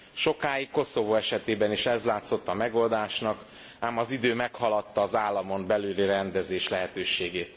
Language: Hungarian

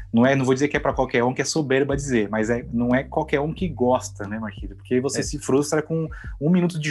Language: Portuguese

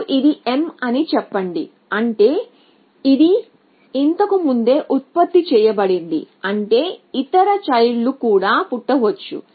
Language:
Telugu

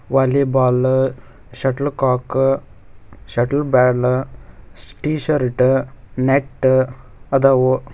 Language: Kannada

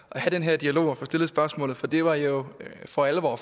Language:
Danish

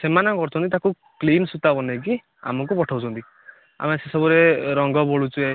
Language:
Odia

